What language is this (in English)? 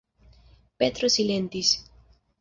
Esperanto